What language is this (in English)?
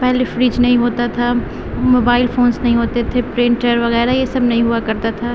Urdu